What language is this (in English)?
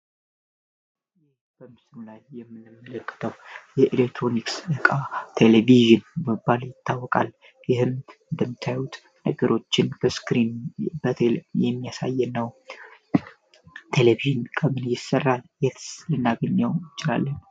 Amharic